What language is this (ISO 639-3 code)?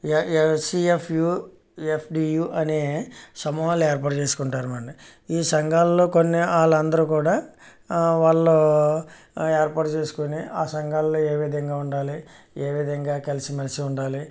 tel